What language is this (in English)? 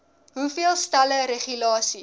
Afrikaans